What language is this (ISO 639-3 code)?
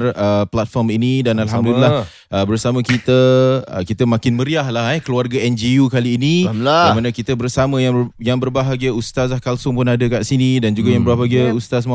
msa